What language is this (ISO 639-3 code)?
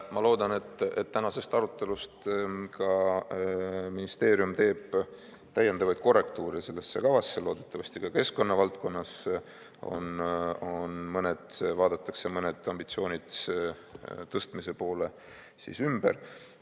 est